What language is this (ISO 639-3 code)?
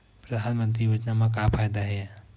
hne